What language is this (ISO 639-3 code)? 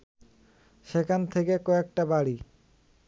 ben